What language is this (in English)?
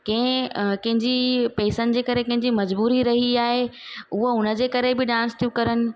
Sindhi